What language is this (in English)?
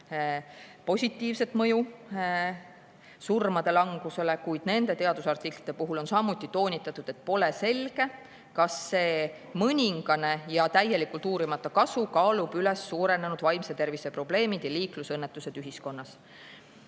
Estonian